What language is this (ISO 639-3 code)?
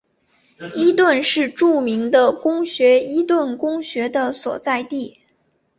zho